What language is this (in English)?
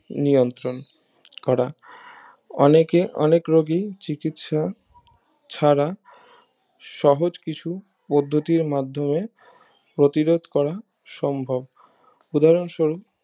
Bangla